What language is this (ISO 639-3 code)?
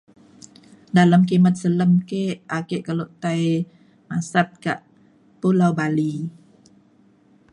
xkl